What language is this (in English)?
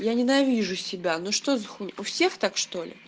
Russian